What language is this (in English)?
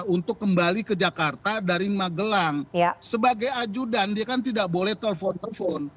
Indonesian